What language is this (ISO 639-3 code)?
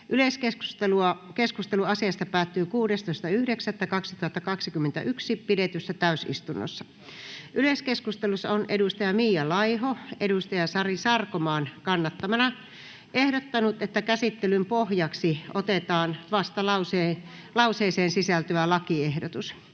fin